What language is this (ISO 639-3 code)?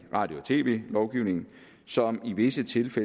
dan